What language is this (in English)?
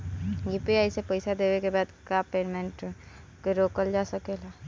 Bhojpuri